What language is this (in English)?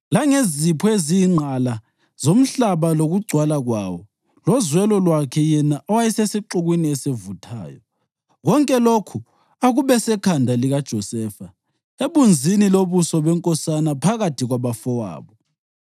North Ndebele